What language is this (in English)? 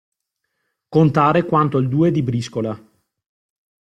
Italian